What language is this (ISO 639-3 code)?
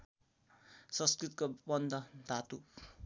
nep